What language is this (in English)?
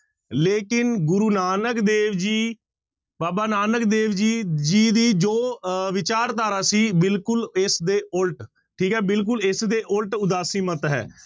Punjabi